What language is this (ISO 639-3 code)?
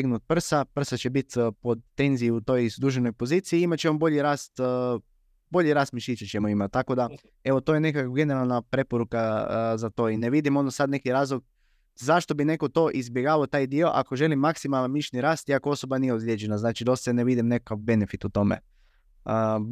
hrv